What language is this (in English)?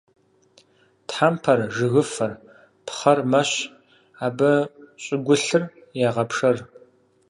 Kabardian